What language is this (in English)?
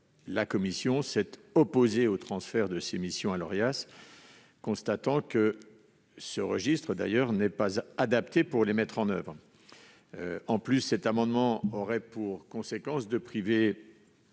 French